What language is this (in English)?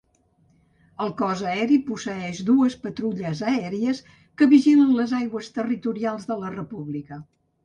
Catalan